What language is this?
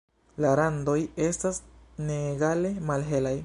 Esperanto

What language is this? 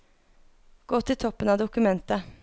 Norwegian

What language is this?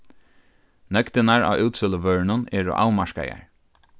Faroese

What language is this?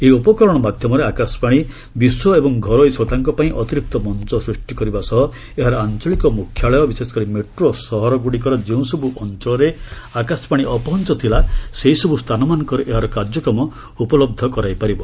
Odia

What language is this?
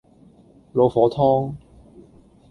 Cantonese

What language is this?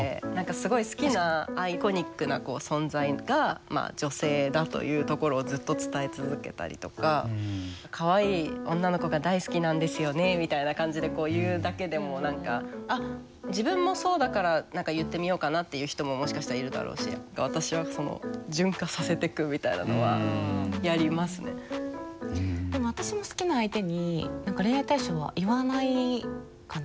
Japanese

